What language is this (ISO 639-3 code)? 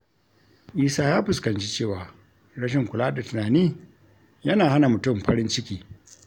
hau